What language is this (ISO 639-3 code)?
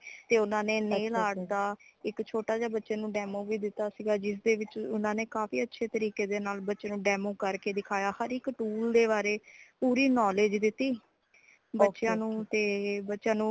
pan